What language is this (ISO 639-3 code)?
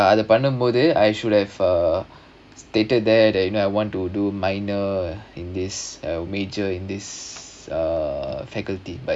eng